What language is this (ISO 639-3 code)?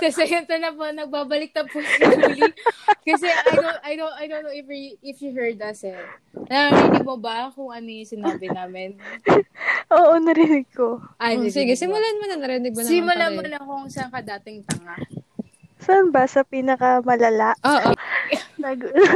fil